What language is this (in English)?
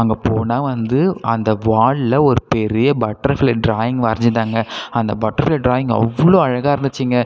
Tamil